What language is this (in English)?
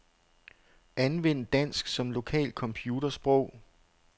Danish